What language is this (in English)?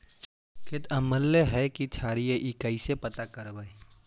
Magahi